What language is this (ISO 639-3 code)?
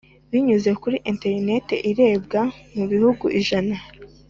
kin